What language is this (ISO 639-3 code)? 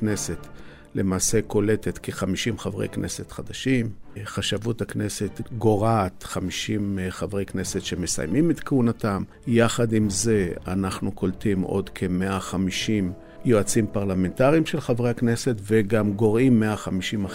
heb